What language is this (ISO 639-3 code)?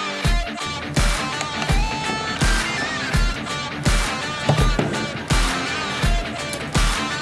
nor